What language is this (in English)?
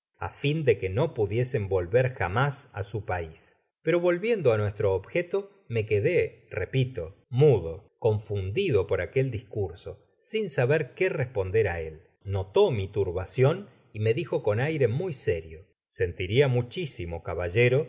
Spanish